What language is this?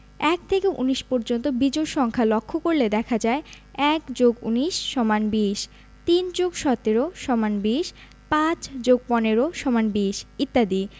Bangla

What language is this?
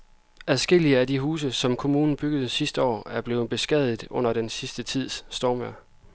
Danish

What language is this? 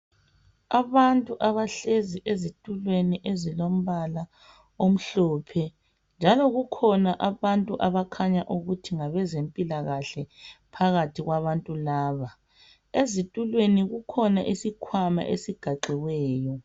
North Ndebele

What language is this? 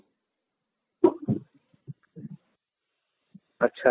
Odia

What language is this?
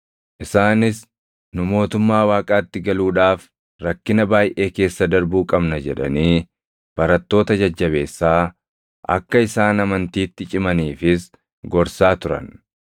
Oromo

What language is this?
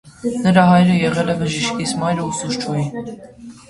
Armenian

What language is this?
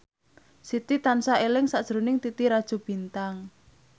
Javanese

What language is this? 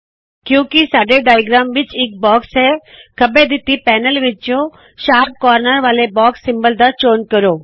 Punjabi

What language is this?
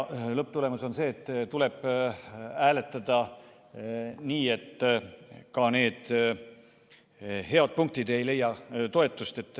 Estonian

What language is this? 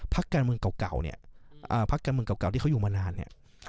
Thai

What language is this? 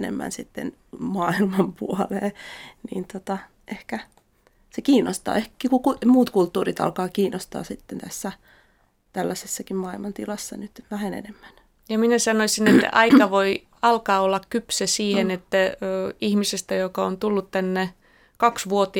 Finnish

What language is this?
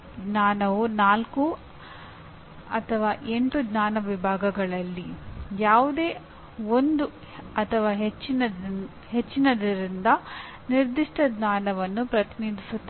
Kannada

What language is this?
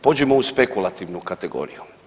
Croatian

